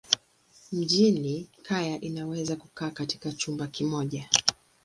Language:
Swahili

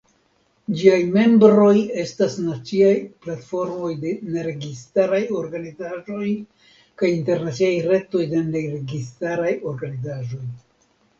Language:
Esperanto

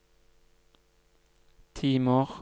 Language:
Norwegian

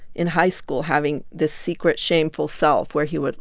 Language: English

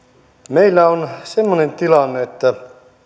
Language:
Finnish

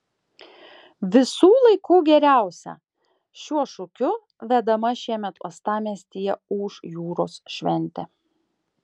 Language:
Lithuanian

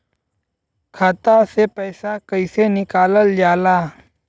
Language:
Bhojpuri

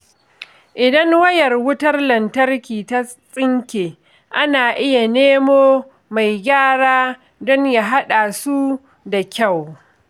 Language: Hausa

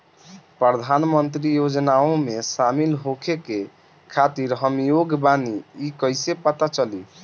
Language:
Bhojpuri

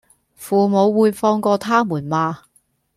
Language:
Cantonese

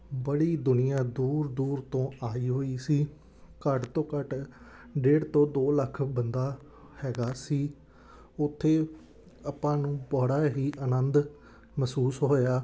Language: Punjabi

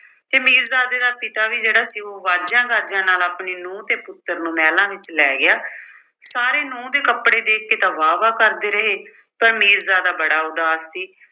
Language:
Punjabi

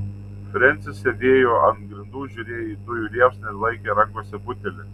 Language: Lithuanian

